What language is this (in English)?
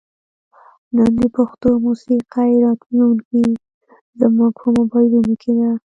Pashto